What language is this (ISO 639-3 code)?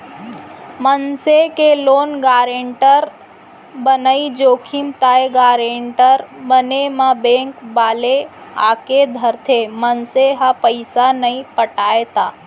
hne